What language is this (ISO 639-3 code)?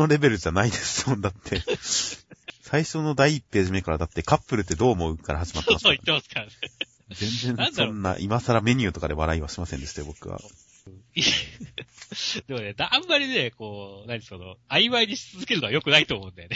jpn